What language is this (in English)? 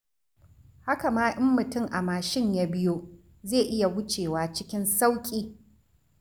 Hausa